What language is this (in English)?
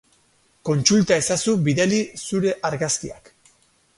Basque